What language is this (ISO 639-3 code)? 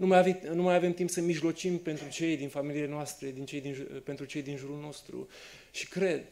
ron